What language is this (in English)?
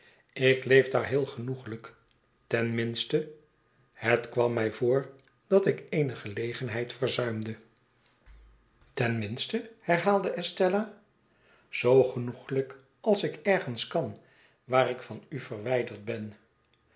Dutch